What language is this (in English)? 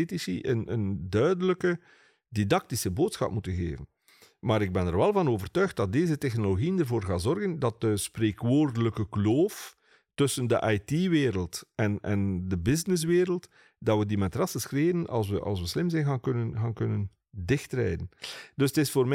Dutch